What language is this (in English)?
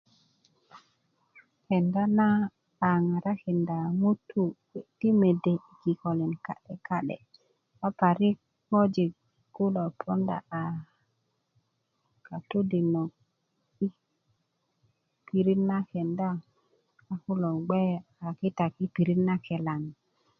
Kuku